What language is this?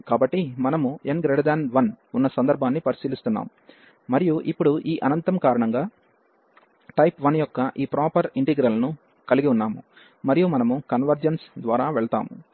Telugu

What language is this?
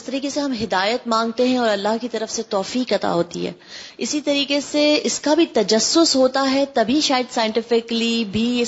Urdu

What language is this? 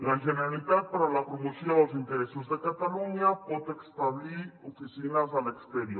Catalan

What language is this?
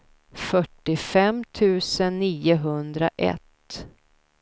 Swedish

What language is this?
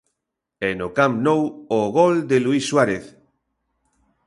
Galician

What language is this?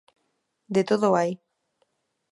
Galician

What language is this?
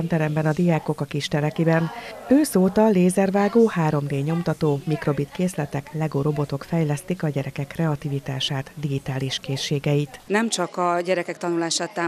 Hungarian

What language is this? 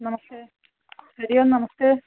Sanskrit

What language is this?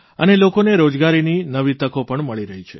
Gujarati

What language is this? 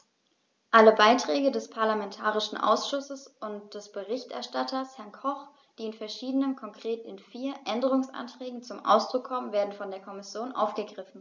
German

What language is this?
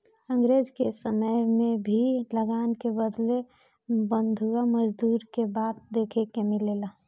Bhojpuri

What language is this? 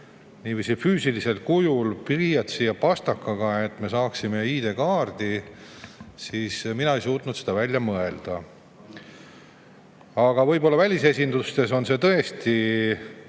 Estonian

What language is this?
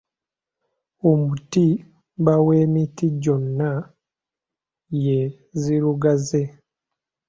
Ganda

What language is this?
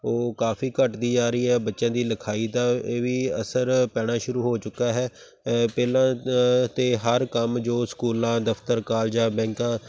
Punjabi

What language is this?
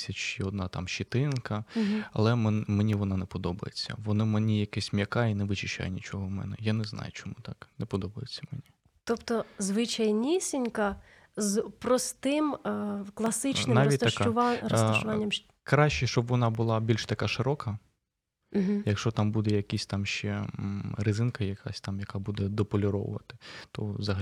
Ukrainian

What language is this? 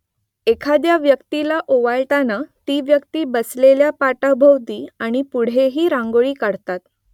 Marathi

